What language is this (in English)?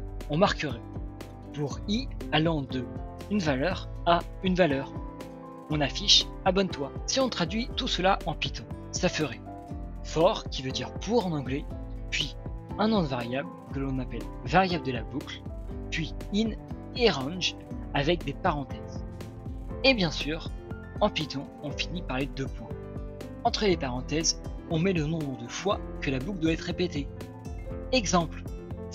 French